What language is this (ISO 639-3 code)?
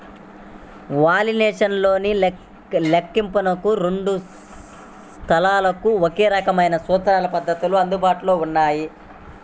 tel